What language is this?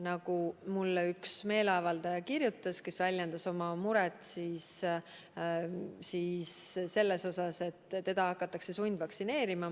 Estonian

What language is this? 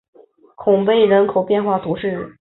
Chinese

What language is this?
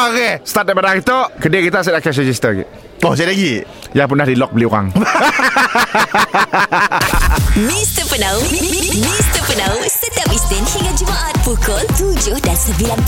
Malay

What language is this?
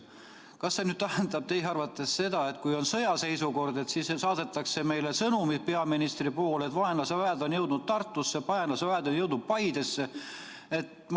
Estonian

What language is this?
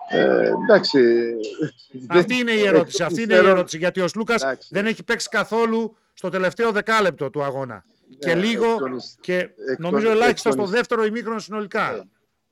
Greek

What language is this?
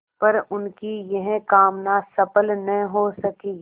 Hindi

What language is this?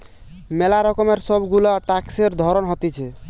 Bangla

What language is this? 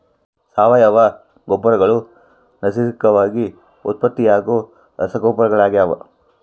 Kannada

